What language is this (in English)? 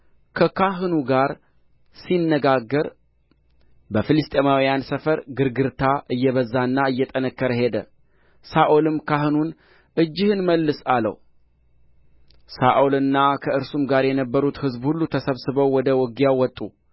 Amharic